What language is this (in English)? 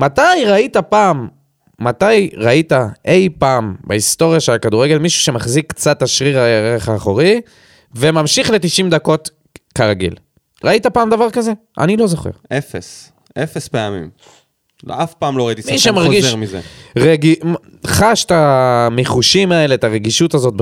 Hebrew